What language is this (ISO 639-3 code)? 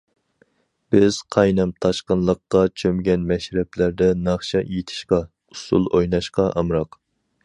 uig